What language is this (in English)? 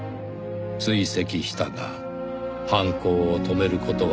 Japanese